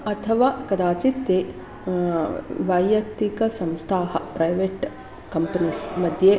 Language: Sanskrit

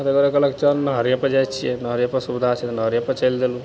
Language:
Maithili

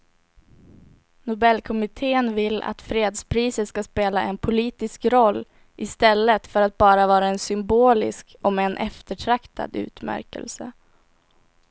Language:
Swedish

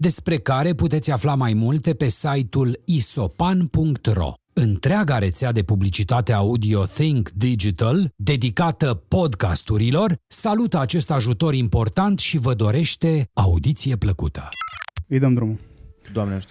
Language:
Romanian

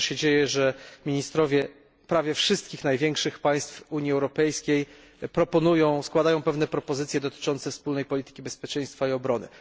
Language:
Polish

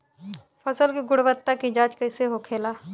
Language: Bhojpuri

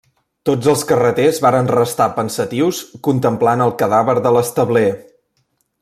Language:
Catalan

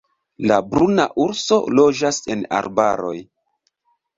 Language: Esperanto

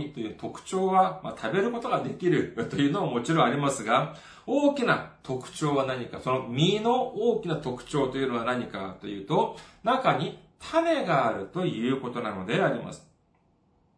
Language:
Japanese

